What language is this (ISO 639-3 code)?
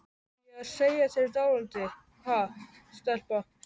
isl